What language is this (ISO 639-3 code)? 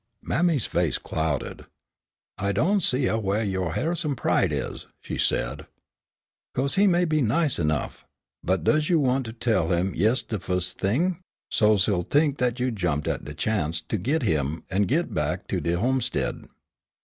eng